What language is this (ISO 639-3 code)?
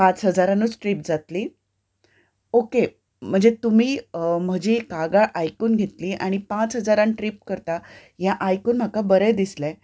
kok